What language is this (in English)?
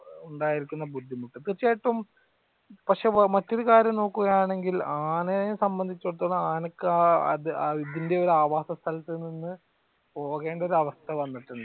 Malayalam